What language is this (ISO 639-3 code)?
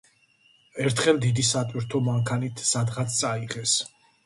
kat